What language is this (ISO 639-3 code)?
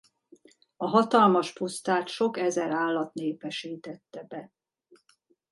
hun